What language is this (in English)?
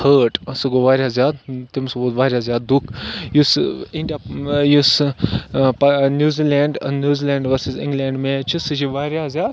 Kashmiri